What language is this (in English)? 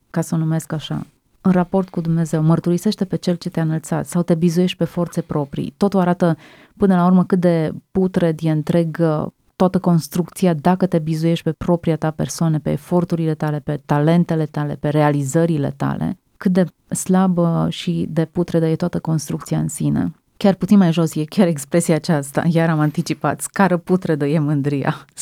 Romanian